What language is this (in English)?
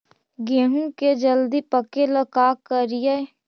Magahi